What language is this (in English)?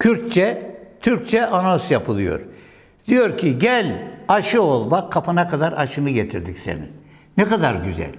Turkish